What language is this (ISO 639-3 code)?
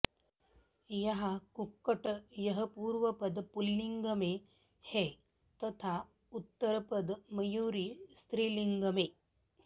san